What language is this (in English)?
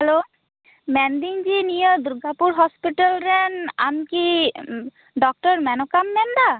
Santali